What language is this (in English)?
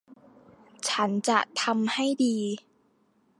Thai